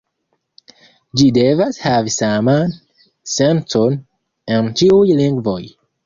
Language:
Esperanto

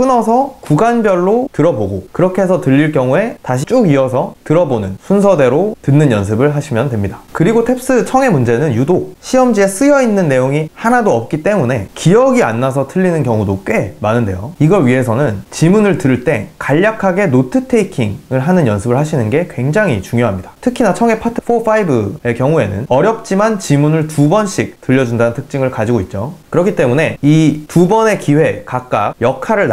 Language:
Korean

